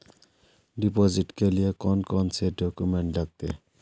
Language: Magahi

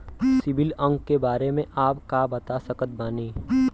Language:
Bhojpuri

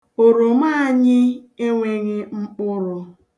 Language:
Igbo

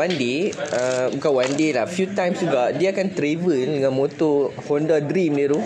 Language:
Malay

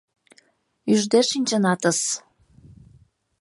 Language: Mari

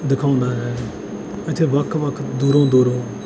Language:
Punjabi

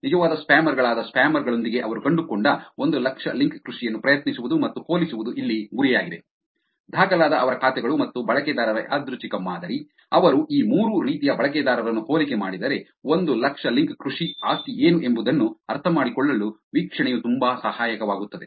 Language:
Kannada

